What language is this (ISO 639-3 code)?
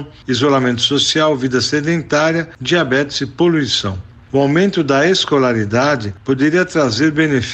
por